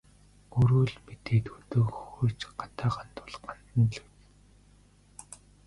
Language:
Mongolian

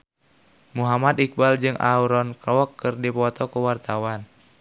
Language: Sundanese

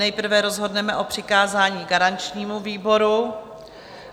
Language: Czech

